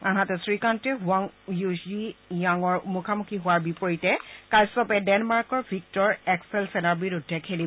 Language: Assamese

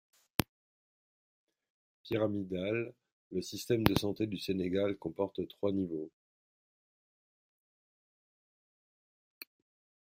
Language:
French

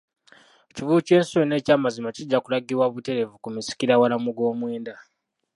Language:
Ganda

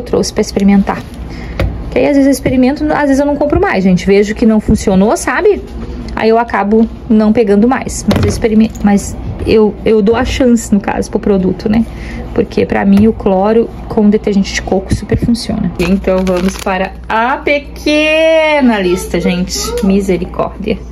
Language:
Portuguese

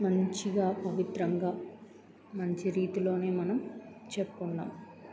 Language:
Telugu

